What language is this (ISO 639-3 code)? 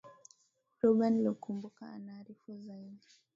swa